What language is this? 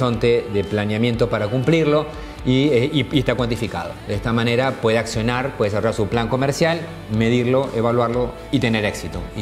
Spanish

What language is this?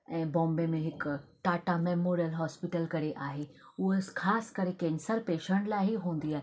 Sindhi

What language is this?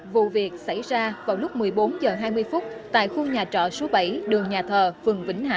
Vietnamese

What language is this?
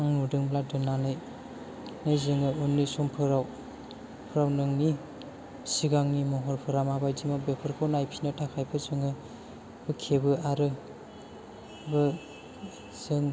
Bodo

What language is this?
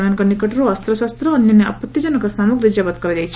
Odia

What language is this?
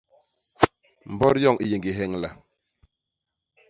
Basaa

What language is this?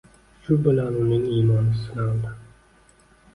Uzbek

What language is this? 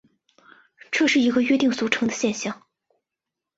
Chinese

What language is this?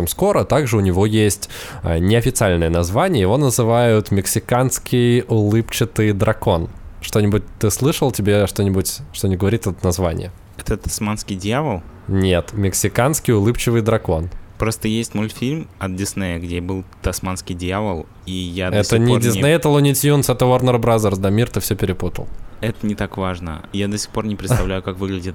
Russian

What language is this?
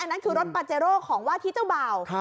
Thai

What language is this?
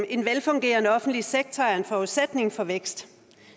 Danish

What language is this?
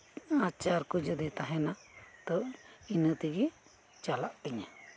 Santali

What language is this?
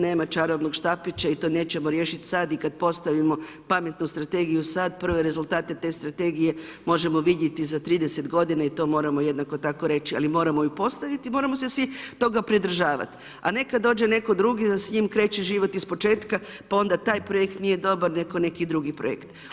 Croatian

